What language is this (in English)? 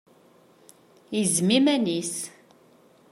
Kabyle